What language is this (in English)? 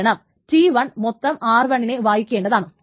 Malayalam